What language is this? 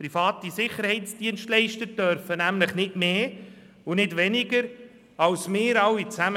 Swiss German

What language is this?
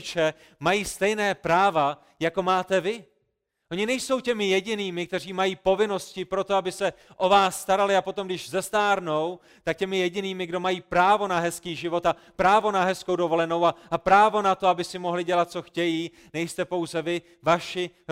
Czech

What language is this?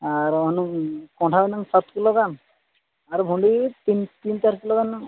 Santali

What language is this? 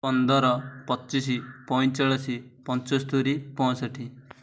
Odia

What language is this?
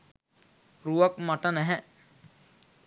Sinhala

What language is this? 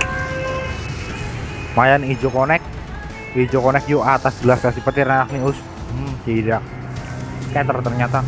Indonesian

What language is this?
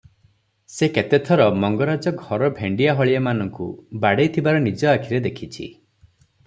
Odia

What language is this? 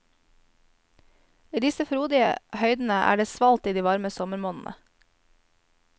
Norwegian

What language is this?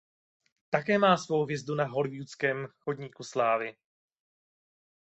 Czech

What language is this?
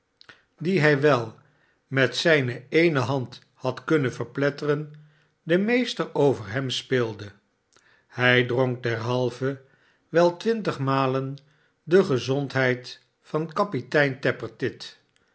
Dutch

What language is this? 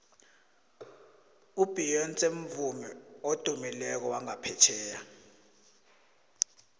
South Ndebele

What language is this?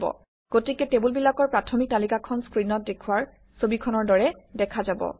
Assamese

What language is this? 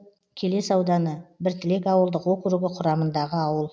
Kazakh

